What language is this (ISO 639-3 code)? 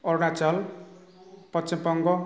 brx